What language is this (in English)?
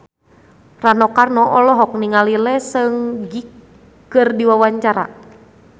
Sundanese